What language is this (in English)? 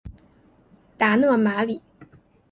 Chinese